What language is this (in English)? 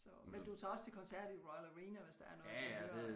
Danish